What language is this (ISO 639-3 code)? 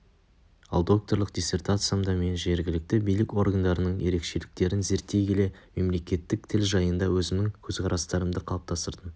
kaz